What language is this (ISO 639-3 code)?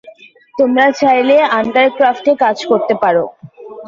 ben